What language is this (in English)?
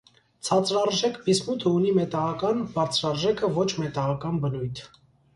Armenian